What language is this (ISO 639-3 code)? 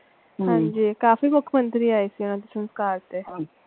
pan